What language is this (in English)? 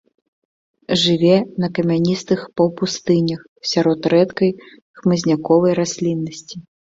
Belarusian